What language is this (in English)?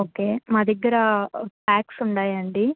Telugu